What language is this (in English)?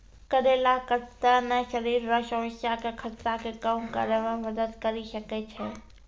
Maithili